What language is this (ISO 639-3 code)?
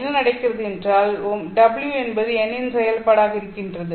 tam